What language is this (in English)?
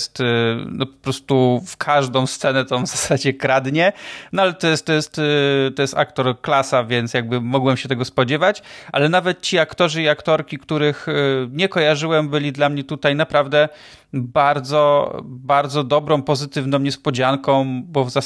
Polish